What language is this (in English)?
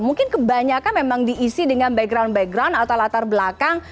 Indonesian